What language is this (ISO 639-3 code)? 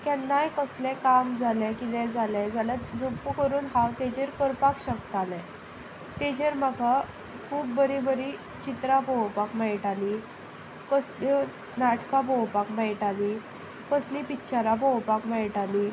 kok